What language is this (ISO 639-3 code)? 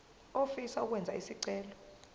zul